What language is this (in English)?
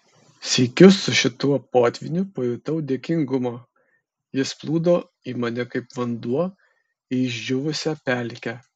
Lithuanian